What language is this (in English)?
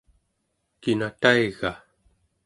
Central Yupik